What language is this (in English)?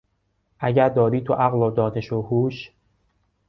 Persian